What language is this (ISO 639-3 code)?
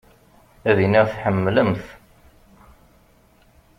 kab